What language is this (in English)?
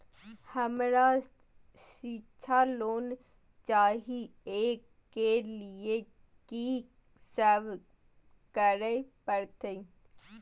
Maithili